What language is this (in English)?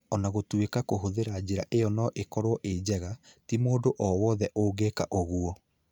Kikuyu